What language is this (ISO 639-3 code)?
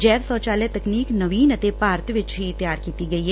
pan